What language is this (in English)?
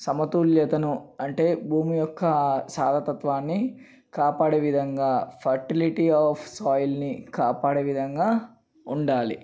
Telugu